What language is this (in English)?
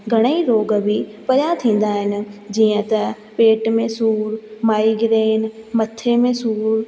Sindhi